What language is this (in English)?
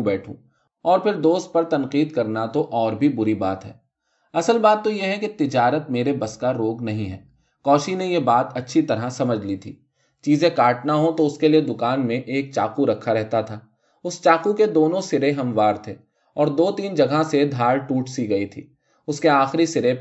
Urdu